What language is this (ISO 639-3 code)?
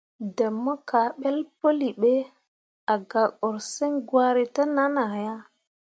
mua